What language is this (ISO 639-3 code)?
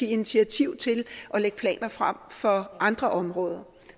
dan